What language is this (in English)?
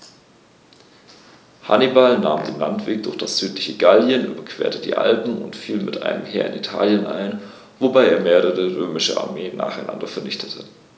German